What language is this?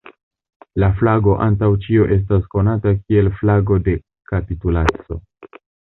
Esperanto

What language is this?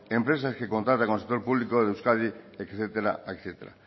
Spanish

